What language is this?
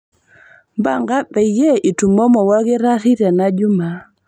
Masai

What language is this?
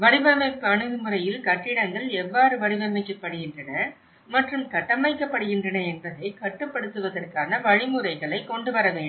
Tamil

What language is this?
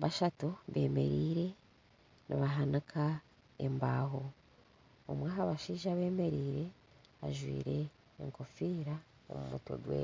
Nyankole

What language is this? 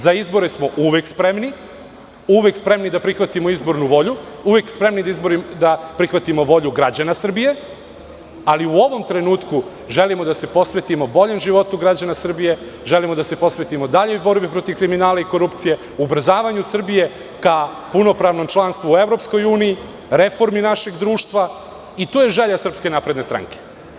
Serbian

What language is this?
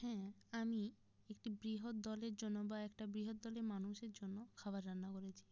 Bangla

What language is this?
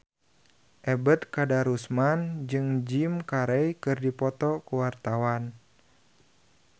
Sundanese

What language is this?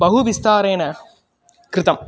Sanskrit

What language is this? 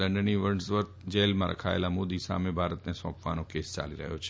Gujarati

